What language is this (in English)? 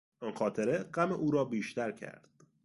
Persian